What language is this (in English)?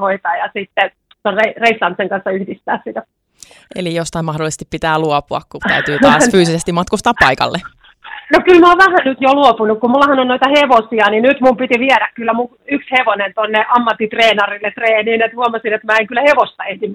Finnish